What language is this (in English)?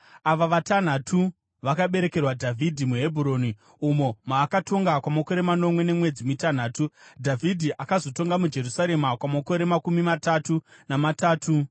Shona